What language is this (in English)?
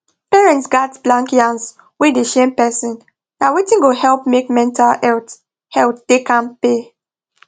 Nigerian Pidgin